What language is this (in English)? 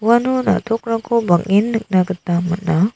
Garo